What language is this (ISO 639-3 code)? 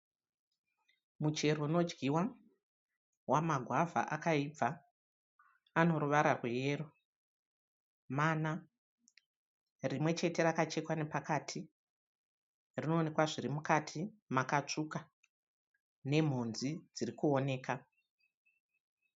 sna